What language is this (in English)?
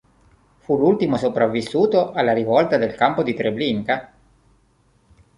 Italian